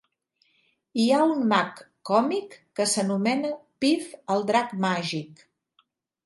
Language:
Catalan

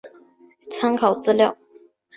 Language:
Chinese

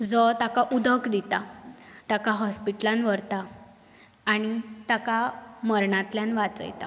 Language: Konkani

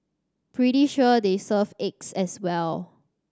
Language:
English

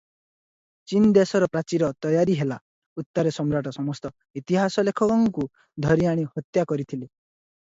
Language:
Odia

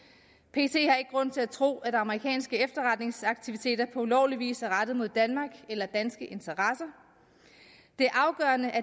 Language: Danish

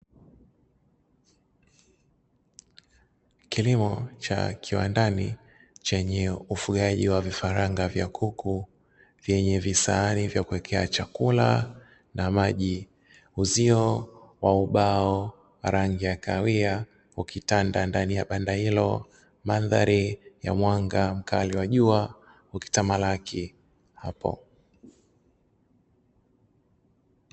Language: Swahili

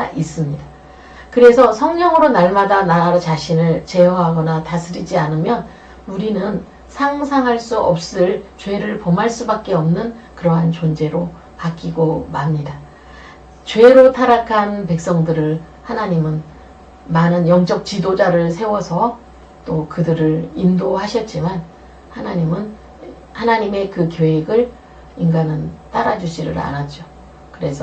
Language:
Korean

